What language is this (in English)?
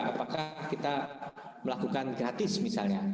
Indonesian